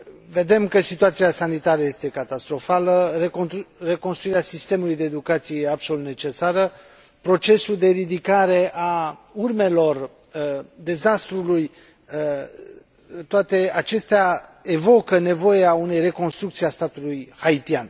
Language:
Romanian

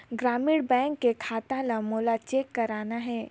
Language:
Chhattisgarhi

